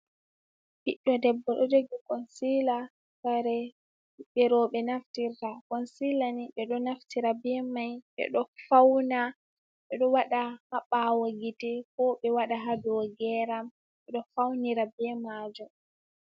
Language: Fula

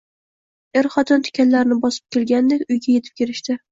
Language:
Uzbek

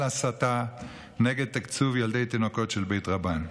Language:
Hebrew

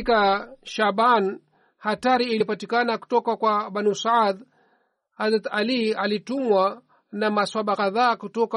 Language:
Swahili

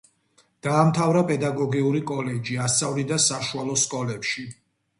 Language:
Georgian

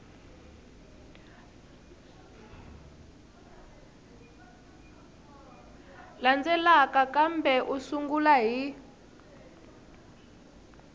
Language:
Tsonga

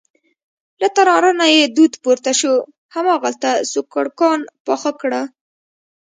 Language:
Pashto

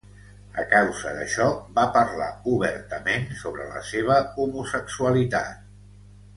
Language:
Catalan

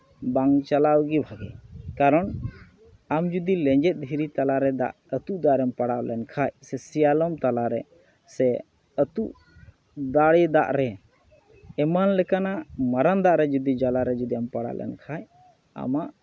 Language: Santali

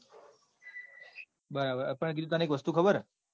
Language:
Gujarati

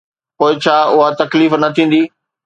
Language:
Sindhi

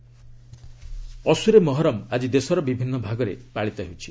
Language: Odia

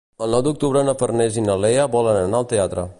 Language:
Catalan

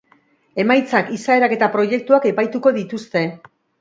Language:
Basque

